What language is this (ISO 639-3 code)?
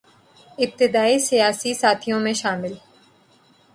urd